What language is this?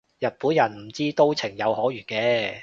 Cantonese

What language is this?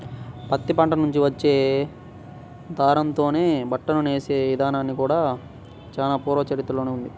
Telugu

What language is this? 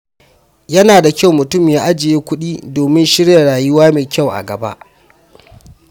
Hausa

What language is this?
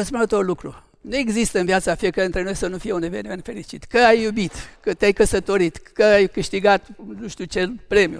Romanian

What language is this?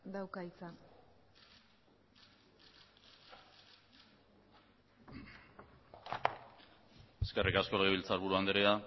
Basque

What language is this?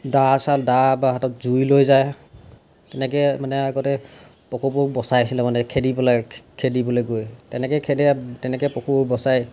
Assamese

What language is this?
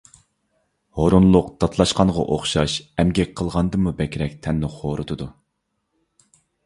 Uyghur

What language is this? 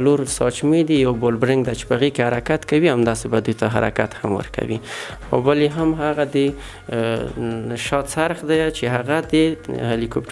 Romanian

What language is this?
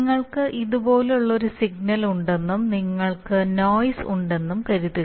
Malayalam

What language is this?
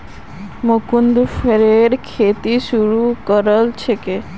Magahi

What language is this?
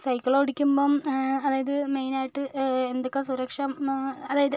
Malayalam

